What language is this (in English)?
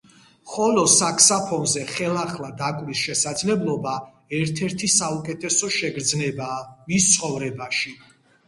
Georgian